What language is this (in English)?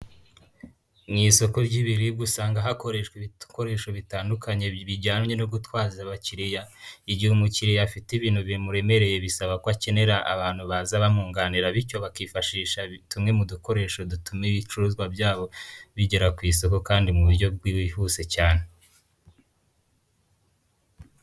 Kinyarwanda